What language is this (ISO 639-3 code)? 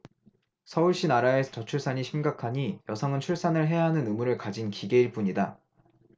kor